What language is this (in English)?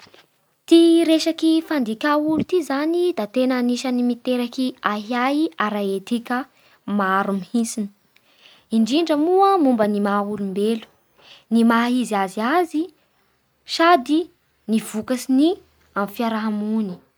Bara Malagasy